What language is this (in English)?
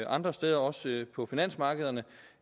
Danish